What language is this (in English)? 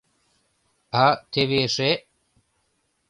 Mari